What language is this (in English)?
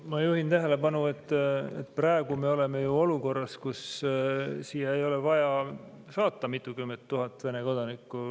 Estonian